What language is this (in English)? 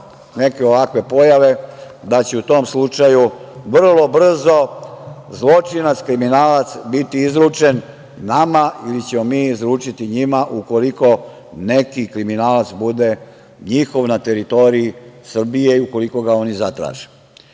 Serbian